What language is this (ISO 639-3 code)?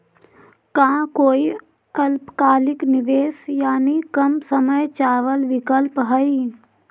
mag